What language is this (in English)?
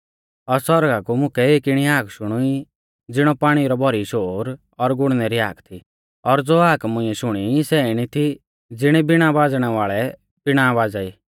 Mahasu Pahari